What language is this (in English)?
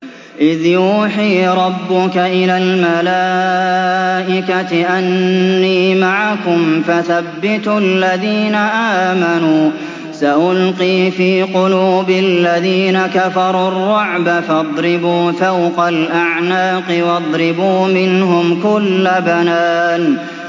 Arabic